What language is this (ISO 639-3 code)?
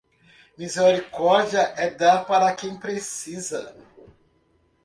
por